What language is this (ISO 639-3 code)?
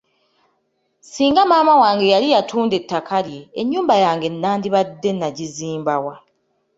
lug